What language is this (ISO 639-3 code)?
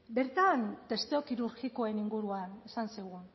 eus